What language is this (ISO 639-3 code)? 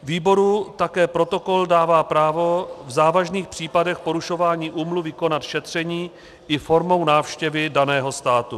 ces